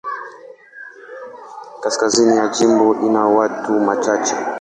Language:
Swahili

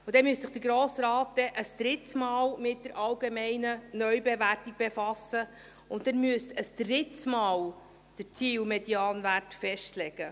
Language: Swiss German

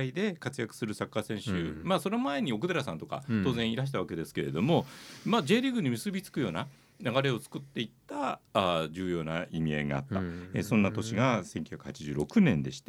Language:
Japanese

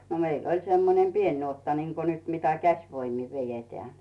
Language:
Finnish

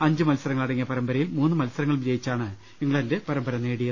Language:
Malayalam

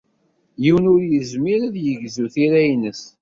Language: Kabyle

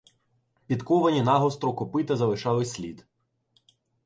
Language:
Ukrainian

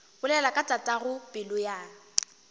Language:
Northern Sotho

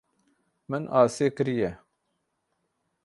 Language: Kurdish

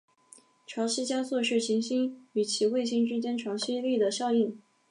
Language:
Chinese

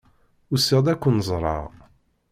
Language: Kabyle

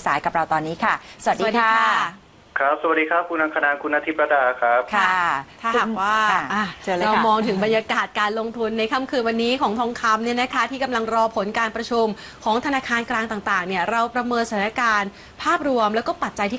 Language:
Thai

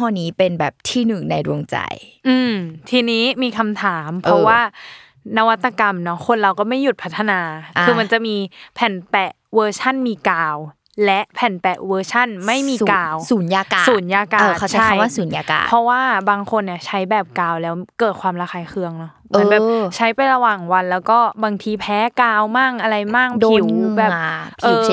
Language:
Thai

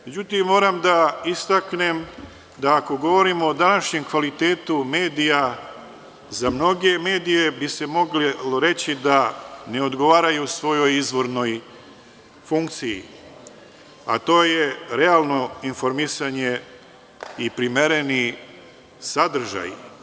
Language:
Serbian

